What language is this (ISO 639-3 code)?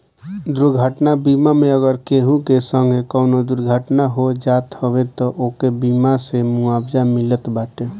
bho